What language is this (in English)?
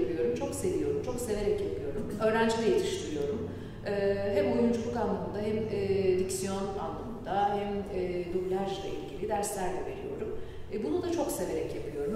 Turkish